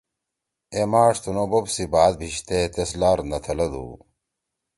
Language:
Torwali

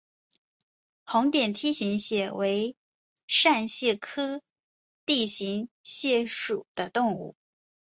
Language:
Chinese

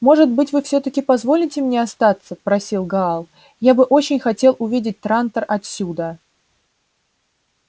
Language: Russian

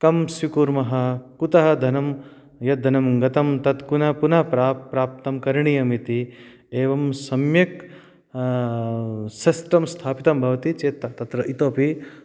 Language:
Sanskrit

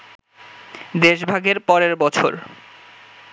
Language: Bangla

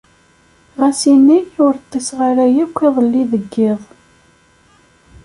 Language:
Kabyle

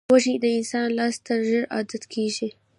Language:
Pashto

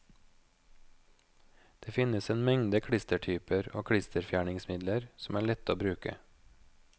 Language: Norwegian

